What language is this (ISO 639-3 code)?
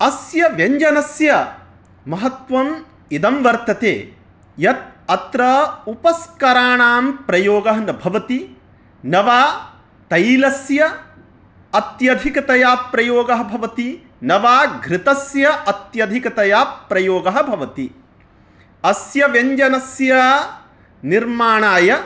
san